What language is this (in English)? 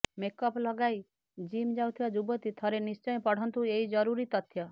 Odia